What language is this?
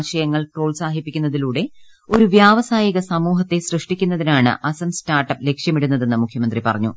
Malayalam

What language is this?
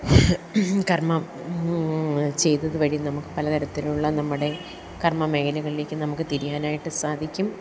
Malayalam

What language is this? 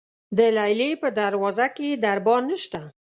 Pashto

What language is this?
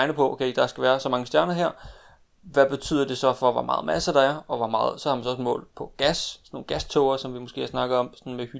Danish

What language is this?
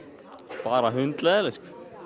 Icelandic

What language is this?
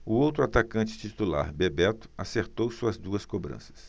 Portuguese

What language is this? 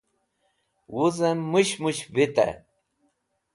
Wakhi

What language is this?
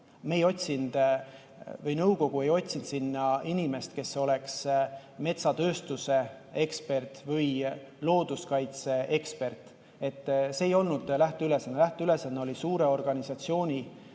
Estonian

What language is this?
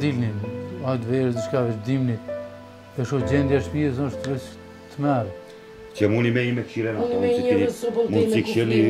Romanian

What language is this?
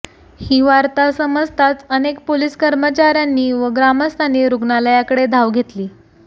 Marathi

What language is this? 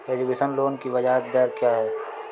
Hindi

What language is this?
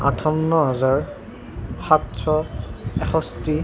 Assamese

